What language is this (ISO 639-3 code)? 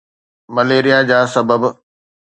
snd